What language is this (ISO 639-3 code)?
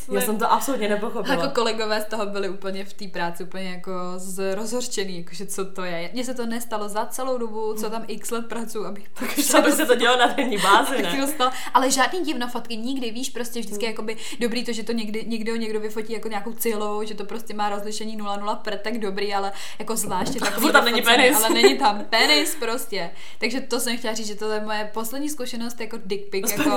ces